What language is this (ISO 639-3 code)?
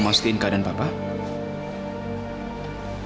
ind